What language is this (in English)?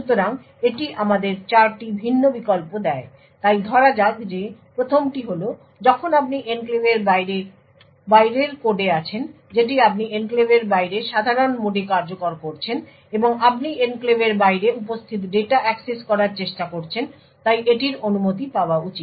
Bangla